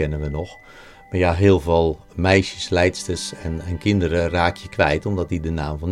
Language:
Dutch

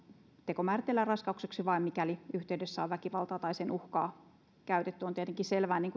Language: Finnish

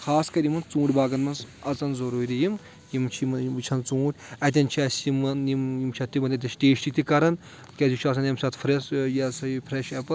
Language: Kashmiri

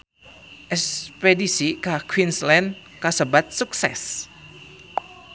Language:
Sundanese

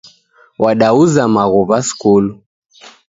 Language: Taita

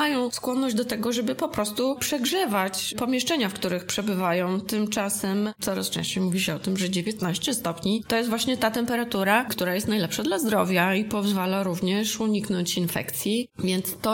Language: Polish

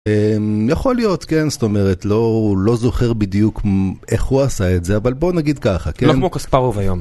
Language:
Hebrew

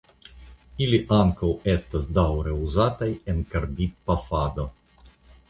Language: Esperanto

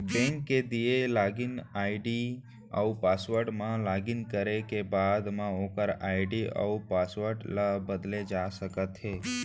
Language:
Chhattisgarhi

